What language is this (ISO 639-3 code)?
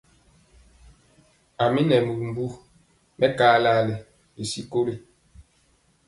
mcx